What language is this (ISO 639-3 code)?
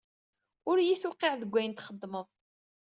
kab